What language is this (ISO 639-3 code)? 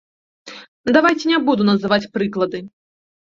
bel